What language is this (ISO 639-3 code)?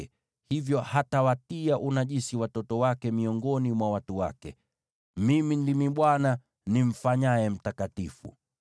swa